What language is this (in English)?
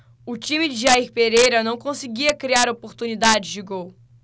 Portuguese